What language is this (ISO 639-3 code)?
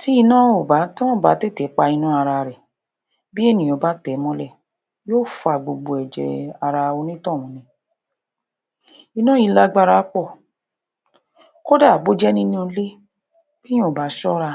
yor